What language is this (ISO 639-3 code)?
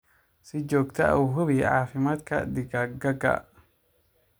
som